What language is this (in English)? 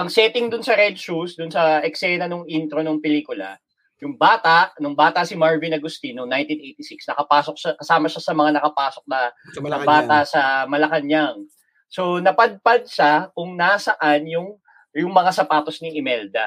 Filipino